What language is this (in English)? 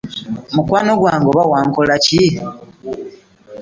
Ganda